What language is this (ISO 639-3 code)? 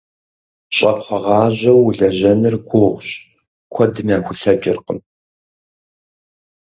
kbd